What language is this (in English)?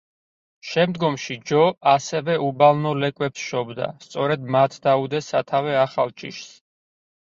Georgian